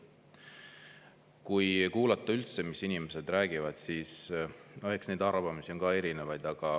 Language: Estonian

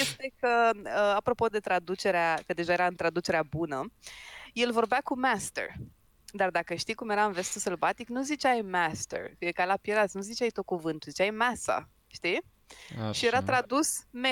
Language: Romanian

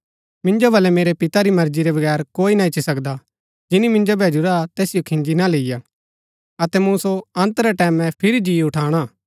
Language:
Gaddi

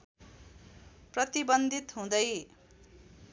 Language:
Nepali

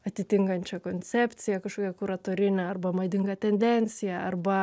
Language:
Lithuanian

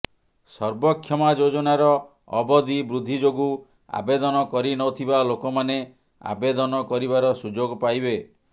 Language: Odia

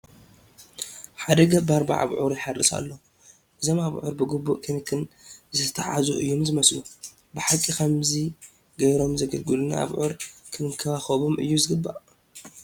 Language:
Tigrinya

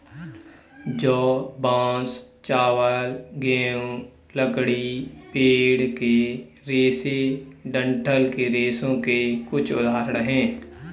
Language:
Hindi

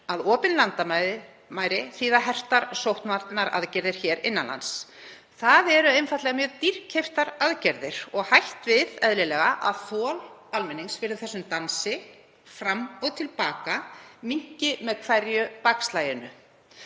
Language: Icelandic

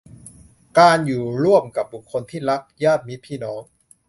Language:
Thai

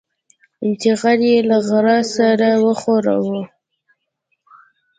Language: Pashto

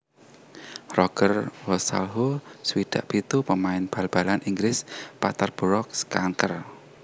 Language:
Javanese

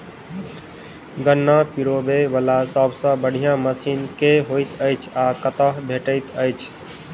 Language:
Maithili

